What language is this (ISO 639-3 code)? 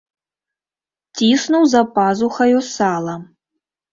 bel